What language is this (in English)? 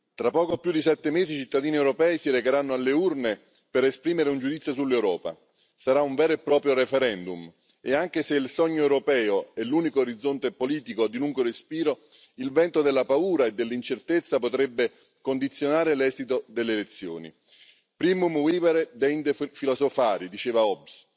Italian